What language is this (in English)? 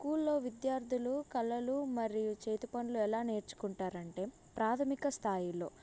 Telugu